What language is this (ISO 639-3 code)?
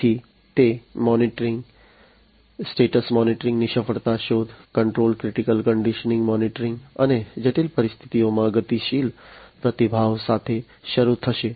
guj